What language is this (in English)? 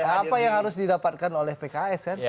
Indonesian